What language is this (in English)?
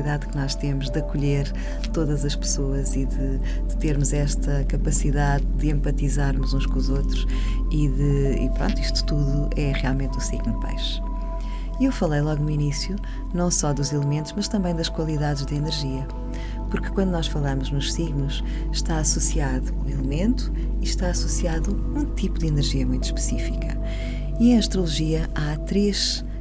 Portuguese